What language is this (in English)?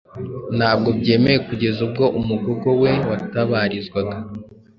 Kinyarwanda